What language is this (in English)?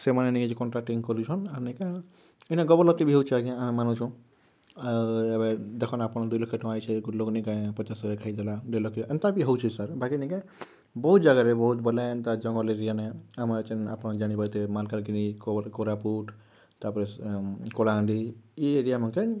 Odia